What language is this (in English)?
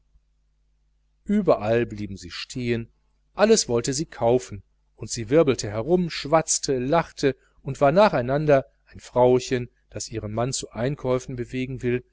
German